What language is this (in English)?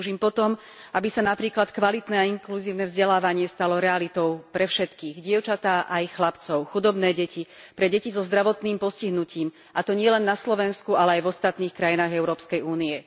Slovak